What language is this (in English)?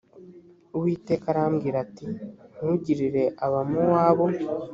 Kinyarwanda